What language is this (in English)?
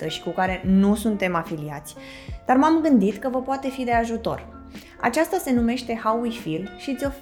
Romanian